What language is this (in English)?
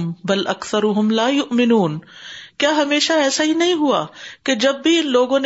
Urdu